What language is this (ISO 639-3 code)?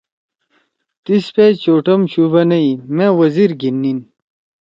trw